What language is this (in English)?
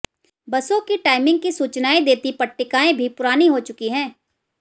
Hindi